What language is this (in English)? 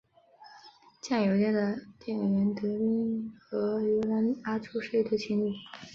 Chinese